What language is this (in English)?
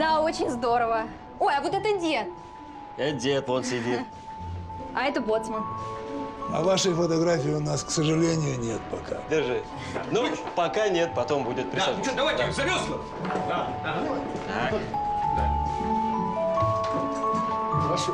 Russian